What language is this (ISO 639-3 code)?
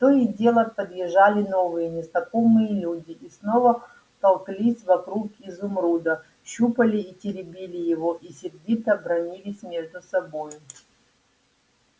rus